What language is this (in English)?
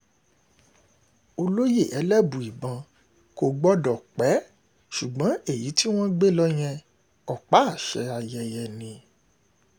Yoruba